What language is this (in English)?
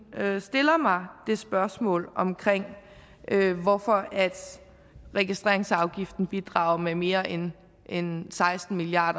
Danish